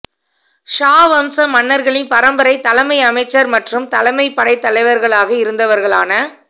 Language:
Tamil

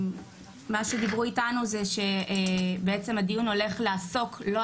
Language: Hebrew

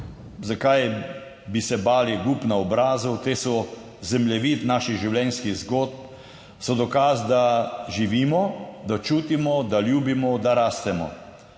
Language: Slovenian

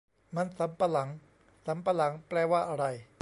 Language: Thai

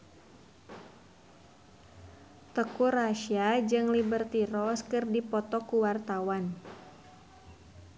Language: Sundanese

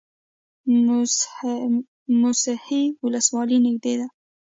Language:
Pashto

